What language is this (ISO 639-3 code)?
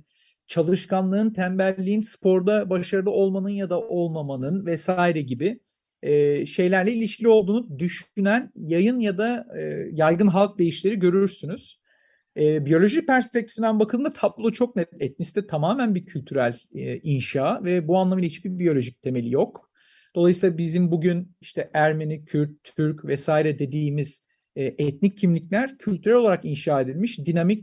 tur